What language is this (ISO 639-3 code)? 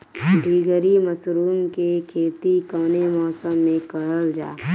bho